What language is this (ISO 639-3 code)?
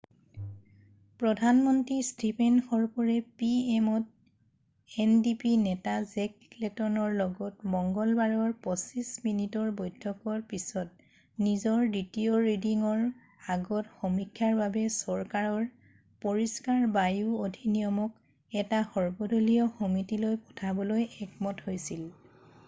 asm